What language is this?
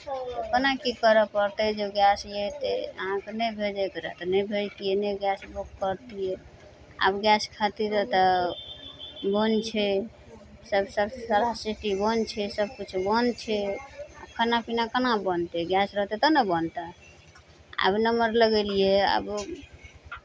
Maithili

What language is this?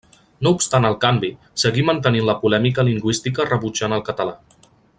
Catalan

